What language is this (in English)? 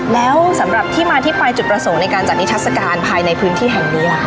Thai